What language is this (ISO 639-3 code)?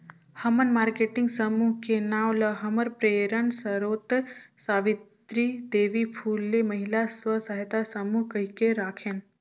hne